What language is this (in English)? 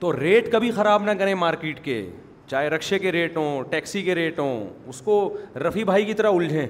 Urdu